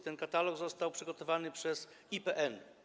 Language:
Polish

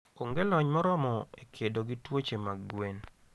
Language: Luo (Kenya and Tanzania)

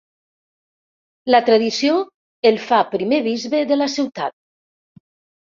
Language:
Catalan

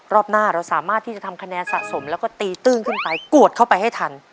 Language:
Thai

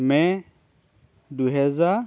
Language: Assamese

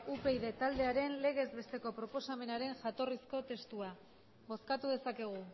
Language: Basque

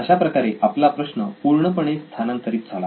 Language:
Marathi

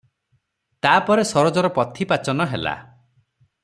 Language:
Odia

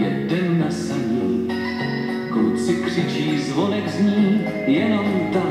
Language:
Czech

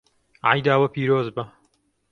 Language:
Kurdish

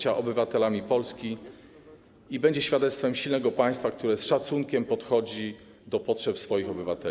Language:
Polish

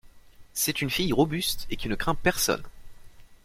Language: French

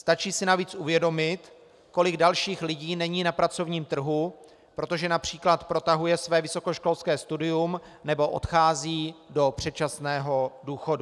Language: Czech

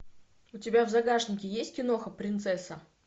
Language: Russian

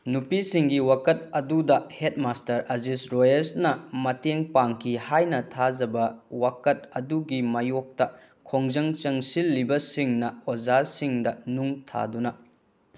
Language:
Manipuri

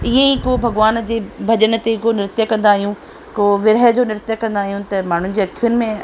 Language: Sindhi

